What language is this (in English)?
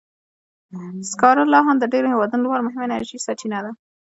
Pashto